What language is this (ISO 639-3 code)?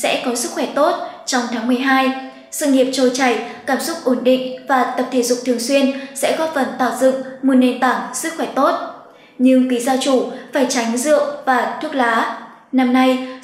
vie